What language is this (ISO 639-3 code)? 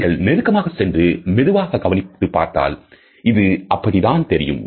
tam